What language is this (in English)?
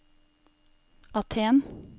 Norwegian